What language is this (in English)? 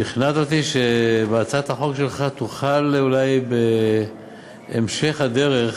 Hebrew